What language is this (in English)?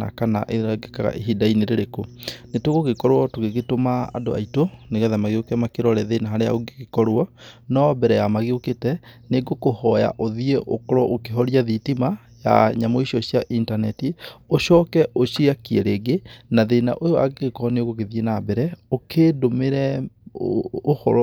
Kikuyu